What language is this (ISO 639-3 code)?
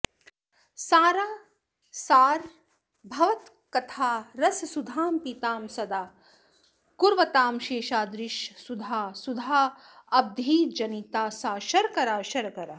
san